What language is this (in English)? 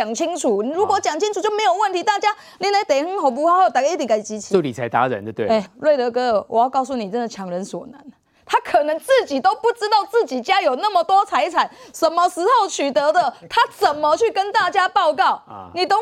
Chinese